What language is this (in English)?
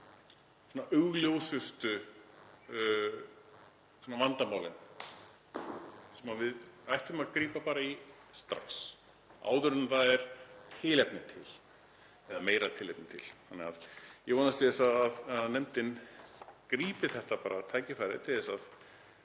Icelandic